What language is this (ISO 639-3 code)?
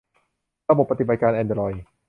tha